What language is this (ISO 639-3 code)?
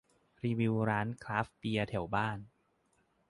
tha